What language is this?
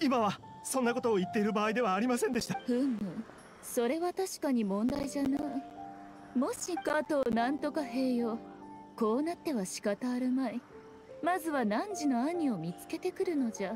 Japanese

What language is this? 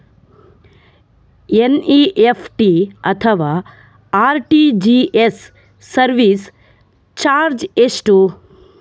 Kannada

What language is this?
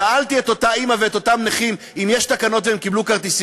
Hebrew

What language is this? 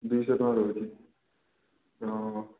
Odia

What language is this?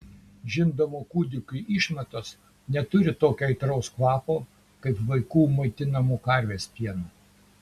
Lithuanian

